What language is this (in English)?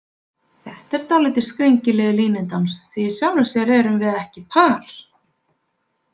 Icelandic